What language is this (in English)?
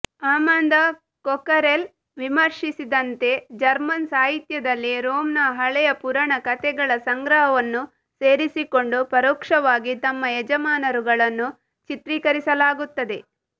Kannada